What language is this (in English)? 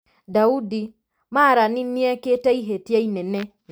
Kikuyu